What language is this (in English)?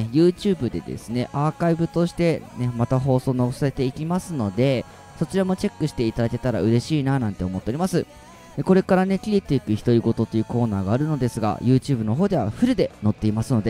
Japanese